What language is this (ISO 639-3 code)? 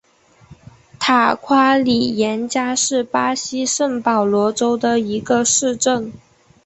zho